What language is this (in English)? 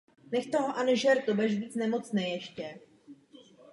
Czech